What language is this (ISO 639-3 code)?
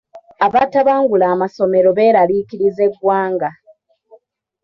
lug